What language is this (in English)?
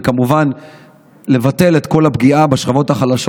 Hebrew